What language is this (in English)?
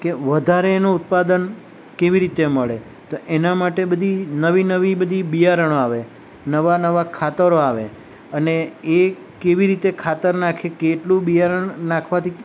Gujarati